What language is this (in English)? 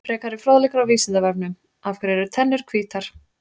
Icelandic